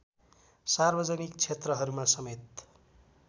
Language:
Nepali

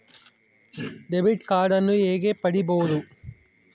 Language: Kannada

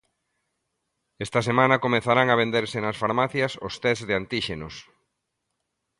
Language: Galician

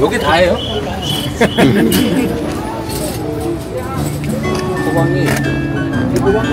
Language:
Korean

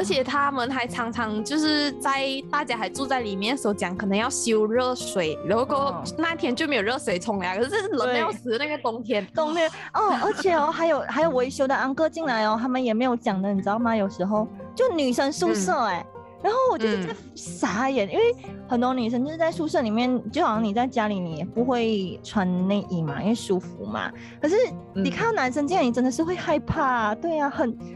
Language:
Chinese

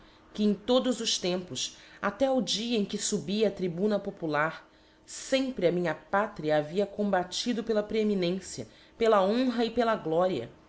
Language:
Portuguese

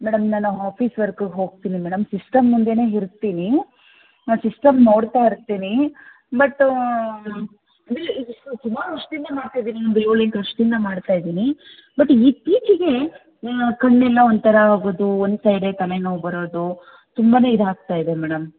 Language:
Kannada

